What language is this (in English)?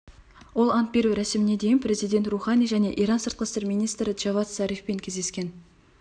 Kazakh